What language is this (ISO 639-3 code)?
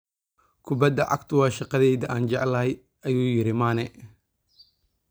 som